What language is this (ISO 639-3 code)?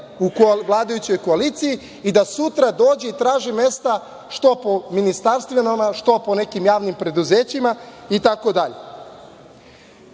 srp